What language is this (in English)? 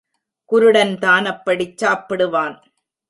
Tamil